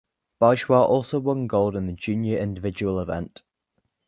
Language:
English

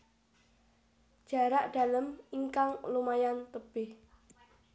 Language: Javanese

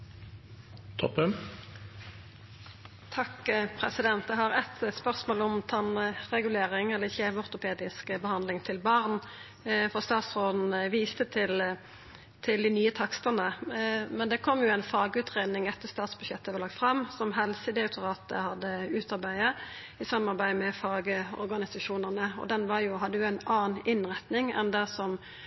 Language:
Norwegian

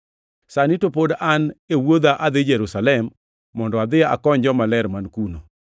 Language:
Luo (Kenya and Tanzania)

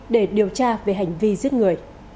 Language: Vietnamese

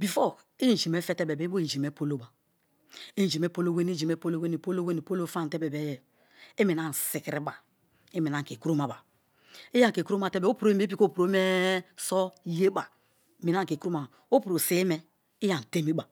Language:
Kalabari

